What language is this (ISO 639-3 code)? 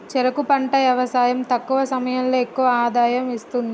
tel